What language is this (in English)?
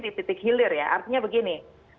Indonesian